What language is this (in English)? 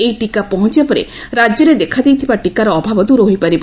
Odia